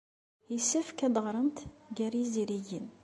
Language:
Kabyle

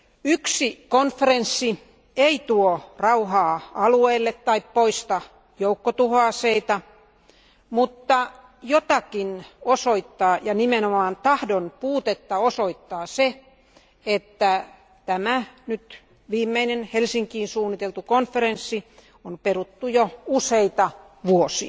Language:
Finnish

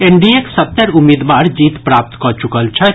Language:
Maithili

